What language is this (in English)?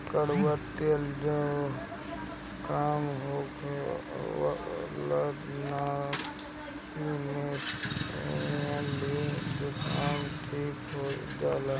Bhojpuri